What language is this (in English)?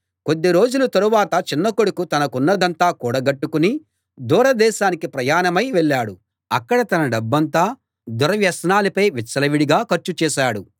Telugu